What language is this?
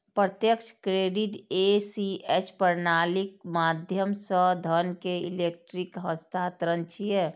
Maithili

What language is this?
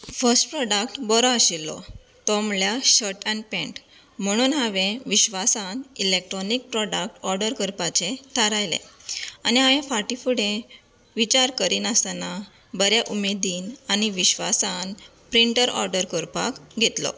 Konkani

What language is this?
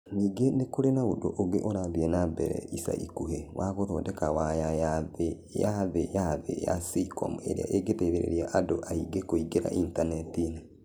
Kikuyu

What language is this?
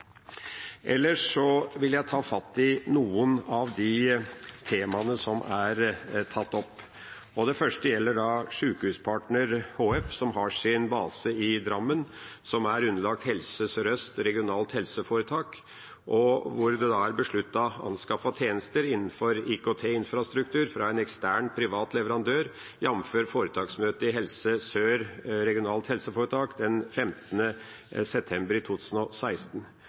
Norwegian Bokmål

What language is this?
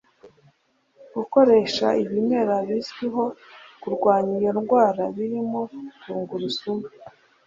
Kinyarwanda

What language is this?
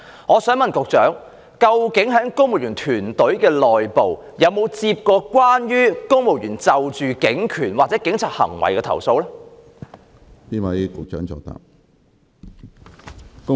Cantonese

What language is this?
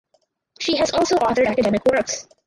English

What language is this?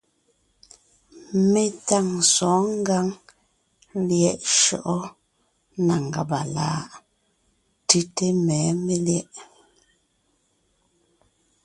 Ngiemboon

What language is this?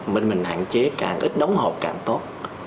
Vietnamese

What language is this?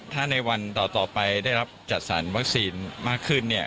Thai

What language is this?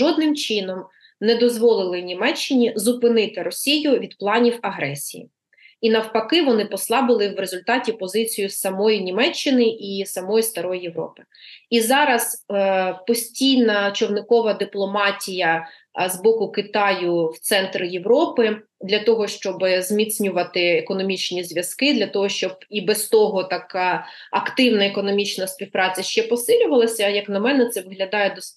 Ukrainian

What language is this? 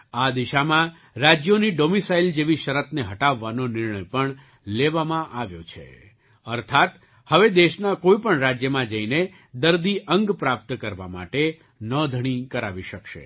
Gujarati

